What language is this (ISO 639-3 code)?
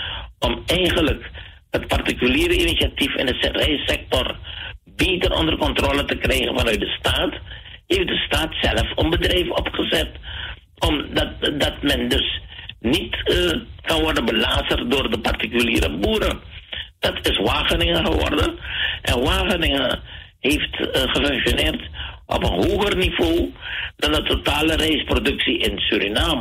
nld